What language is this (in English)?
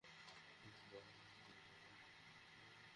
Bangla